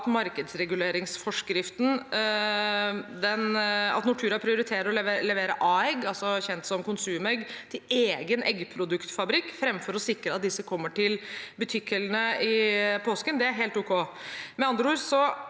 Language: Norwegian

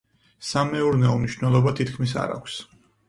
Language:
Georgian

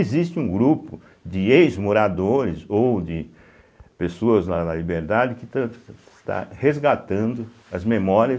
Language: Portuguese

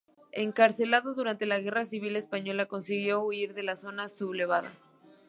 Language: Spanish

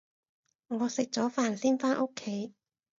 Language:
Cantonese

